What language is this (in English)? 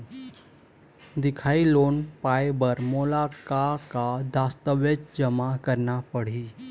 Chhattisgarhi